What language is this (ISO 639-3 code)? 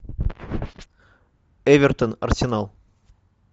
rus